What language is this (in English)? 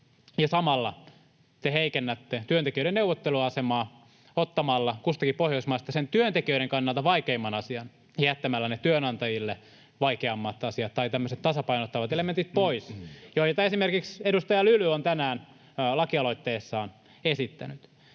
Finnish